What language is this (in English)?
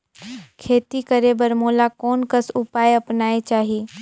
Chhattisgarhi